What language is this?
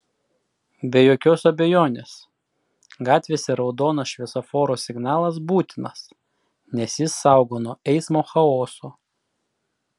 Lithuanian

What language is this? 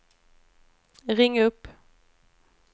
Swedish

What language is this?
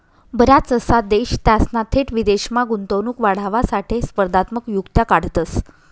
Marathi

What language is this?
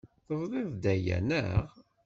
Kabyle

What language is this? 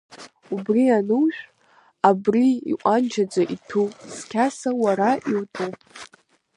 Abkhazian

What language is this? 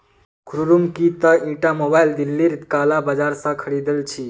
Magahi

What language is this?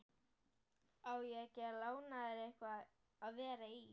Icelandic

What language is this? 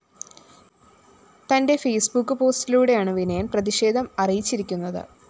Malayalam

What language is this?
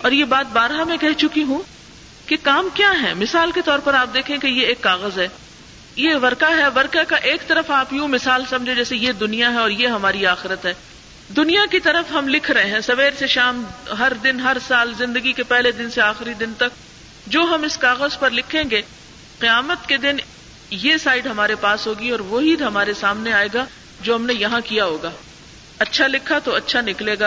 Urdu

